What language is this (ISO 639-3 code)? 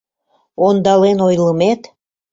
chm